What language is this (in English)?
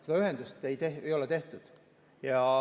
Estonian